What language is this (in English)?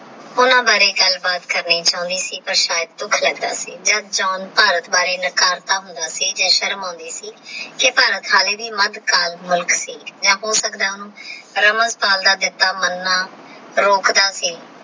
Punjabi